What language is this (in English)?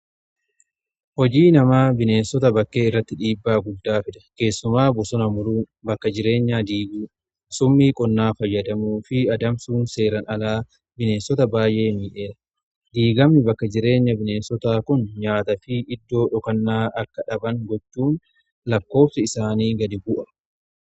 Oromo